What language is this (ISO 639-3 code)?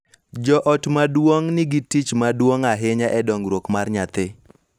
luo